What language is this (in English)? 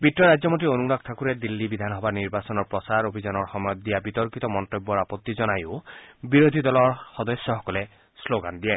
Assamese